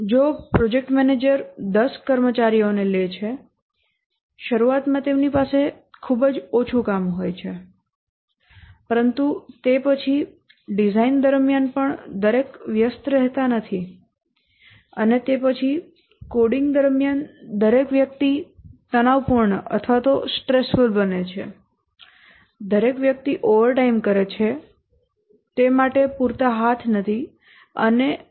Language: Gujarati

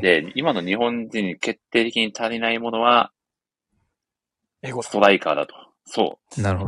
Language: Japanese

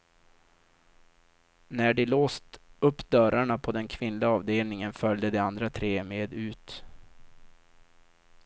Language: Swedish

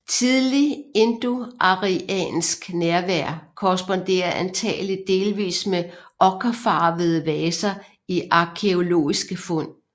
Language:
Danish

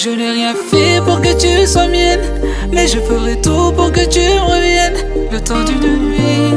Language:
French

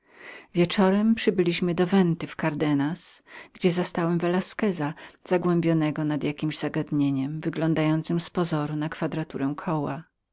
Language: Polish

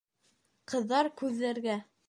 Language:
Bashkir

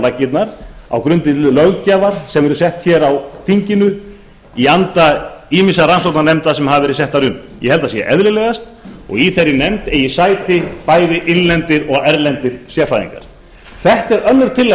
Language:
Icelandic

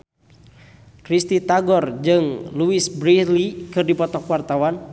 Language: Sundanese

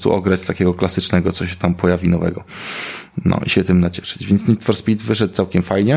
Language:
Polish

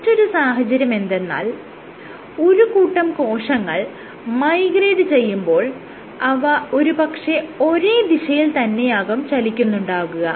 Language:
Malayalam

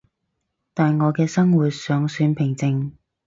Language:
Cantonese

